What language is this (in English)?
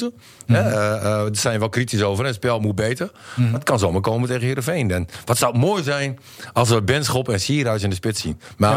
Dutch